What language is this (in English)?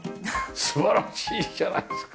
Japanese